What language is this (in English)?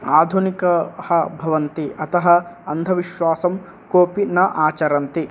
Sanskrit